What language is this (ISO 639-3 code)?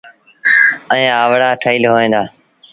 sbn